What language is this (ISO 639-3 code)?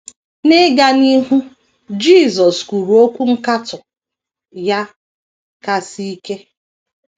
ibo